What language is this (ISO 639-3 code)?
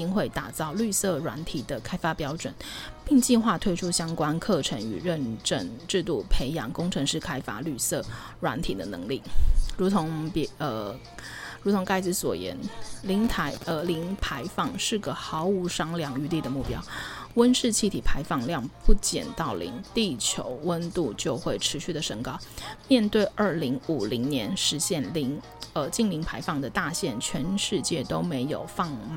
zho